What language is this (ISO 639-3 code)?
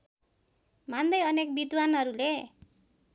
nep